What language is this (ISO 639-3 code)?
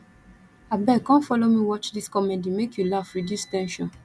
pcm